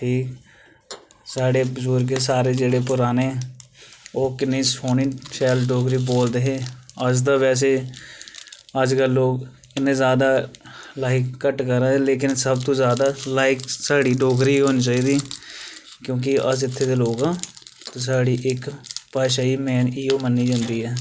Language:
Dogri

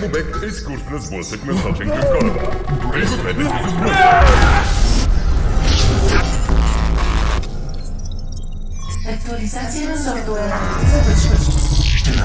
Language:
Bulgarian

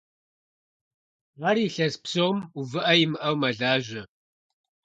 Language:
Kabardian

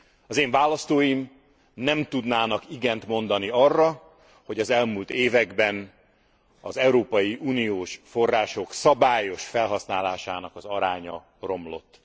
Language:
Hungarian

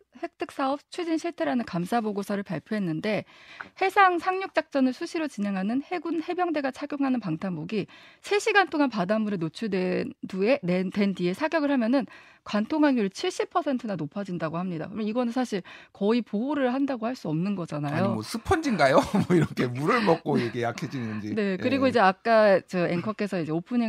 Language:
Korean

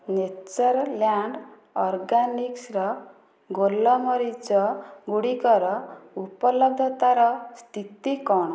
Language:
Odia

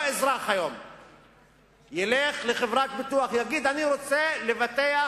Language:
Hebrew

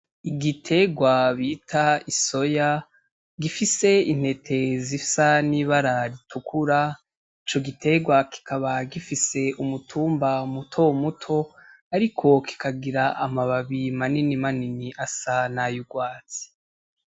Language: Rundi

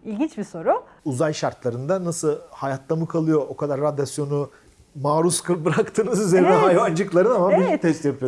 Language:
Turkish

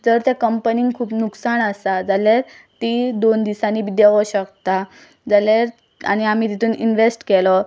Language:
Konkani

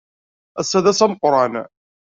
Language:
Kabyle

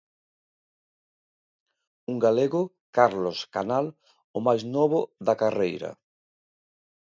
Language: Galician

